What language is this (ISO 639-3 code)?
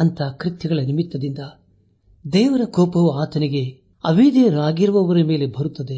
kan